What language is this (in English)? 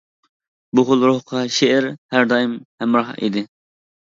Uyghur